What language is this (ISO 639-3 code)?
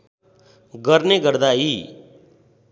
nep